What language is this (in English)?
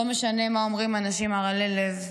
Hebrew